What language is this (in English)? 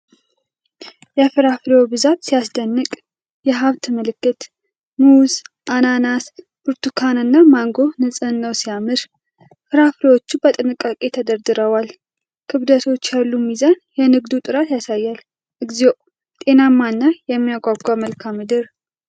Amharic